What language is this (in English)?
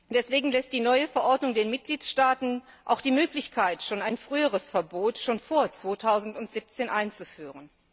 German